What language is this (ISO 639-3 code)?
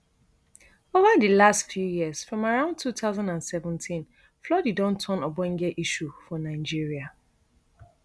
pcm